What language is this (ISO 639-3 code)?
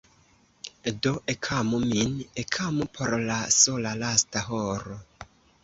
epo